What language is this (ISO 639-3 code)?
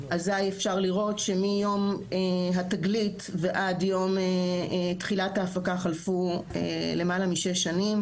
heb